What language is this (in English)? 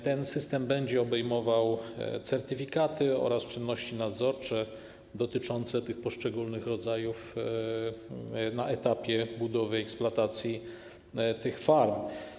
Polish